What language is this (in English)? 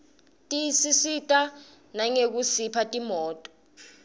Swati